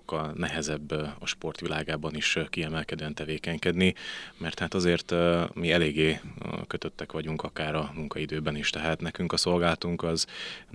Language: Hungarian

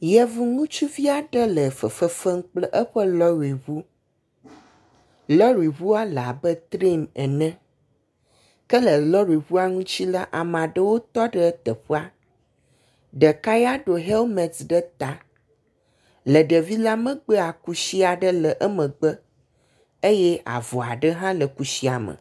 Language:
Ewe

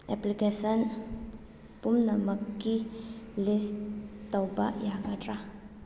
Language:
Manipuri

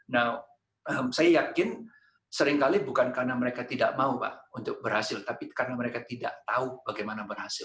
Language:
Indonesian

